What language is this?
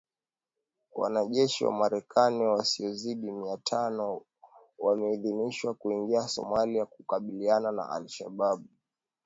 Swahili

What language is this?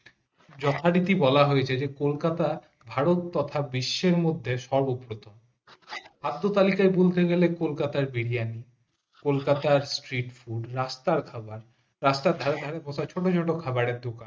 Bangla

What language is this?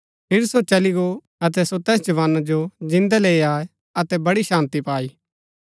Gaddi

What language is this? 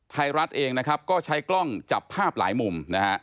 Thai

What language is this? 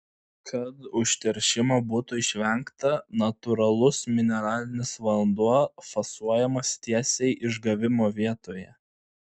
Lithuanian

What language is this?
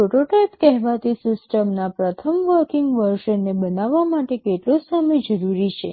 Gujarati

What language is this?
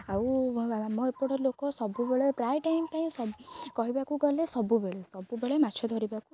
Odia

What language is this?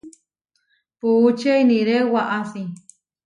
Huarijio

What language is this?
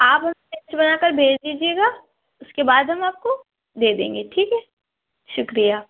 Urdu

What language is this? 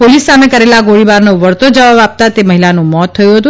Gujarati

